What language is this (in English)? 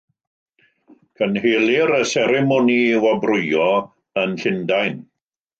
Welsh